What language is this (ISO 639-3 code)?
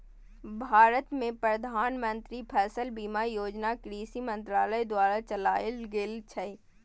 mai